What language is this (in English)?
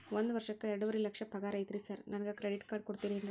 Kannada